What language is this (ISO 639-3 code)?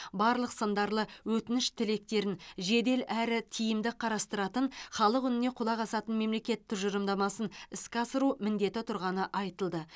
kaz